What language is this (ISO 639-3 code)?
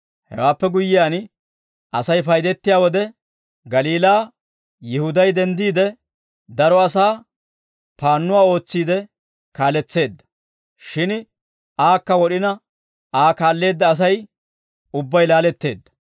dwr